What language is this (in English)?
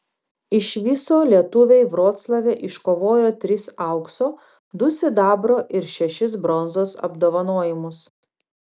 Lithuanian